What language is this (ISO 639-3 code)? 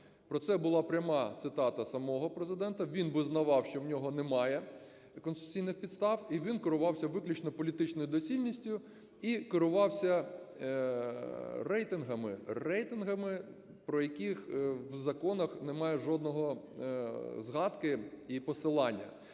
ukr